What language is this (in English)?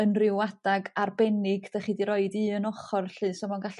Welsh